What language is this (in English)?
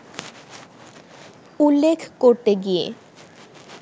Bangla